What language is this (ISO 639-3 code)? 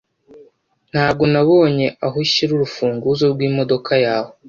kin